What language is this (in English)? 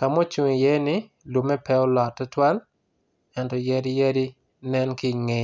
Acoli